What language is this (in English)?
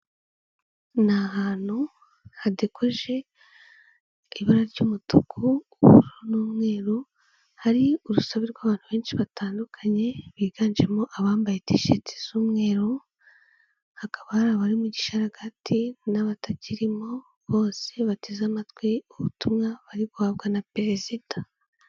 Kinyarwanda